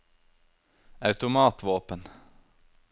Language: Norwegian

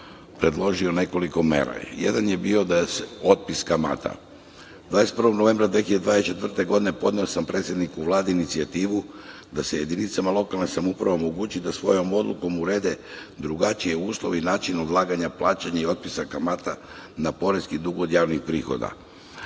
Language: Serbian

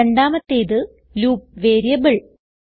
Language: Malayalam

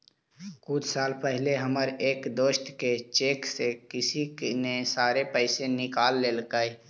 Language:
Magahi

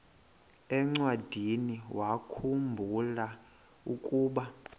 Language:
Xhosa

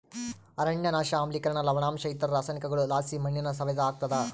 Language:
Kannada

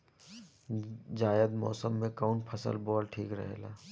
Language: Bhojpuri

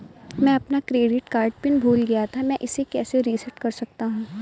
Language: Hindi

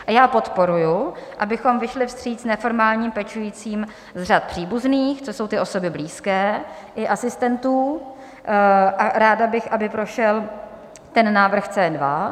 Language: Czech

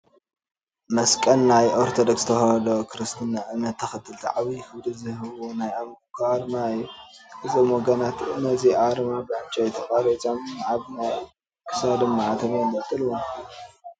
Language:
Tigrinya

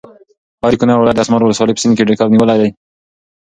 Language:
Pashto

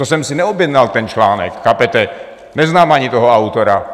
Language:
Czech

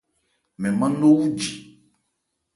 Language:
Ebrié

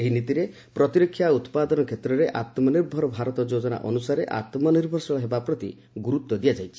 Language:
Odia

